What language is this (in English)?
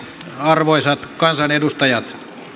Finnish